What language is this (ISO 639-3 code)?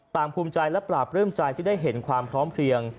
tha